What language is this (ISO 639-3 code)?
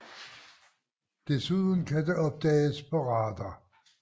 dan